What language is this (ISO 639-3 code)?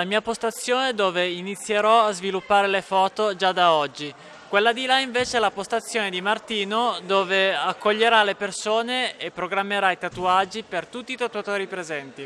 ita